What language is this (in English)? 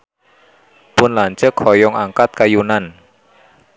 Sundanese